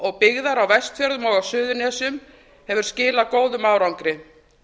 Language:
Icelandic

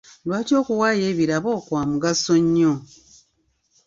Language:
Ganda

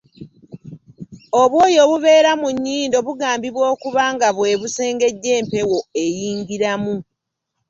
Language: Ganda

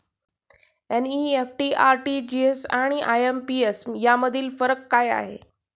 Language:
Marathi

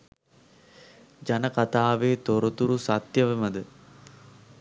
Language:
Sinhala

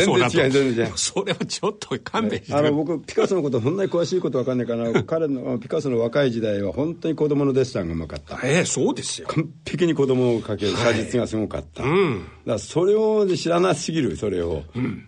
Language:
Japanese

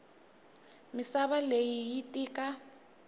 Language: Tsonga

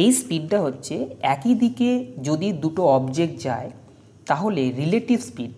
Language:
Bangla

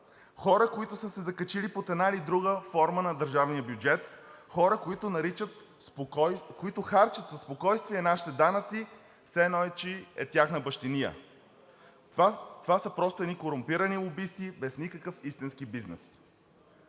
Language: Bulgarian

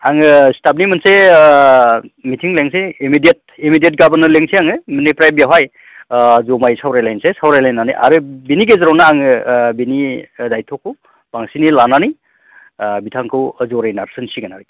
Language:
Bodo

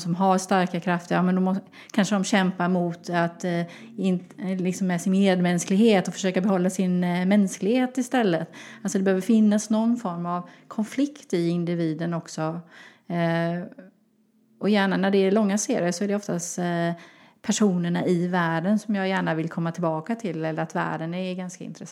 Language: Swedish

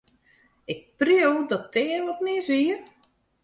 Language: Western Frisian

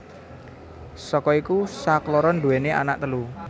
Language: Javanese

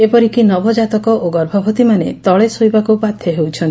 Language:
Odia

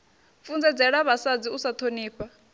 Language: Venda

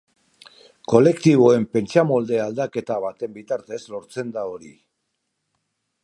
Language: Basque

